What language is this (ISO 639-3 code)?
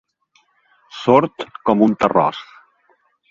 cat